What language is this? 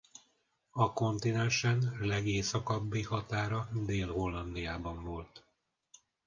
Hungarian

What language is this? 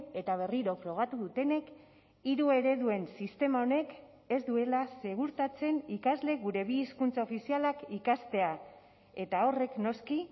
Basque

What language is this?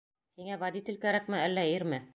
Bashkir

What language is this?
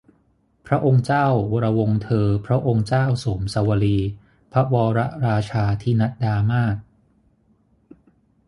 Thai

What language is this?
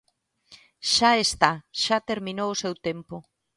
Galician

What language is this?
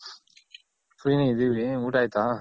Kannada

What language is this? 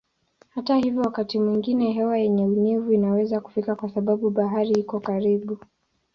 Swahili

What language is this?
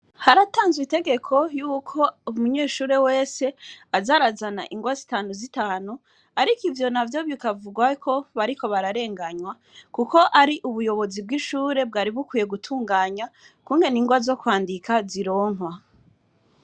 Rundi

